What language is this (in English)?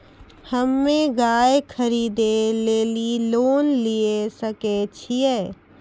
Maithili